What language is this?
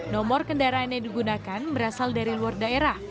Indonesian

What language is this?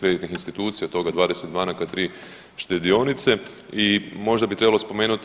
Croatian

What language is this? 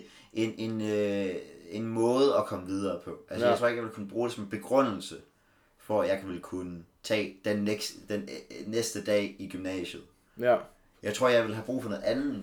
Danish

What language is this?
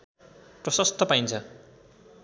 Nepali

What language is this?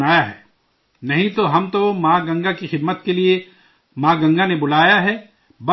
Urdu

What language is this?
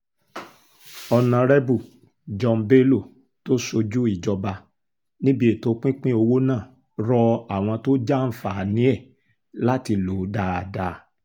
Yoruba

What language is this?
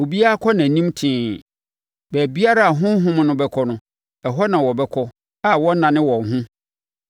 Akan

